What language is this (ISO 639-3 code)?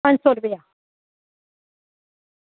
doi